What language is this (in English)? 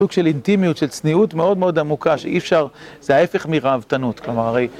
Hebrew